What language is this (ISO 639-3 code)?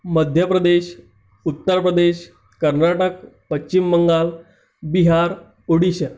mar